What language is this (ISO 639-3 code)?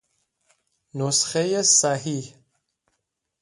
fas